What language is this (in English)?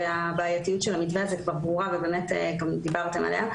Hebrew